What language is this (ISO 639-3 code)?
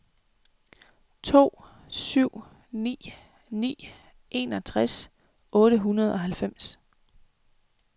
dan